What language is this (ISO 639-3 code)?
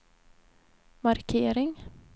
swe